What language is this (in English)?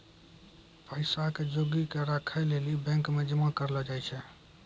Maithili